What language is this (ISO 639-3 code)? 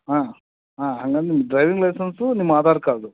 kan